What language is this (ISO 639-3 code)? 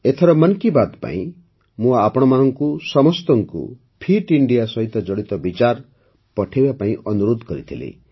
ori